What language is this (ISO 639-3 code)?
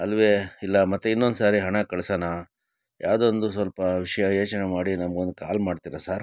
kan